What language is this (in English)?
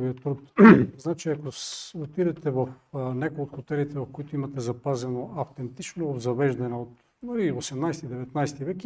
Bulgarian